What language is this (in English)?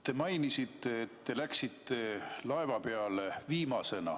Estonian